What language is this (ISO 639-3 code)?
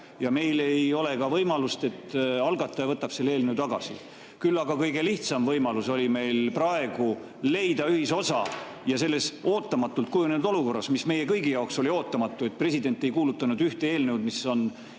est